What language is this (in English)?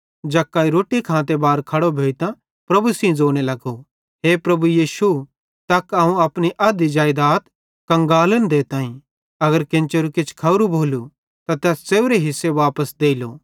Bhadrawahi